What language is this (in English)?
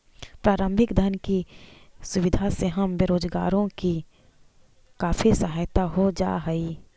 Magahi